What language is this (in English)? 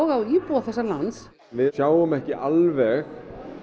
Icelandic